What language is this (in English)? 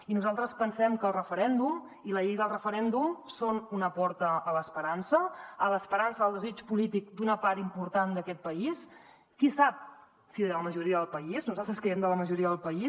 Catalan